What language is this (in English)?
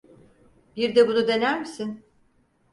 Turkish